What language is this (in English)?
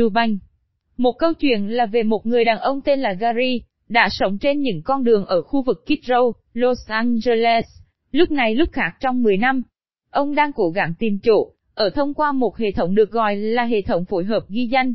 Vietnamese